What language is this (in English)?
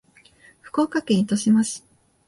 Japanese